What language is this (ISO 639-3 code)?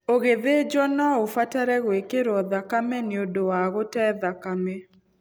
kik